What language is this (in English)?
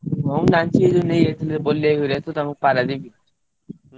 Odia